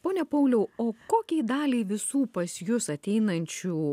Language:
Lithuanian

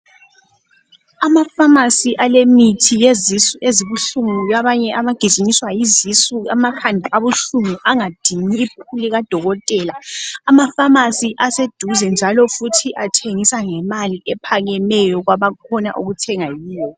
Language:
North Ndebele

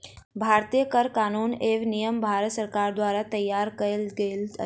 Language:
Maithili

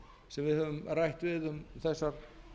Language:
Icelandic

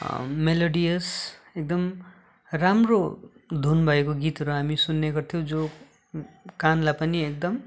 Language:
Nepali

